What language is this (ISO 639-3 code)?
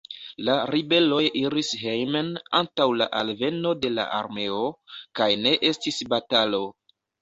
epo